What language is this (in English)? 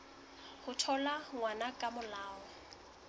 Southern Sotho